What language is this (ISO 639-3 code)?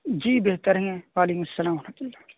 urd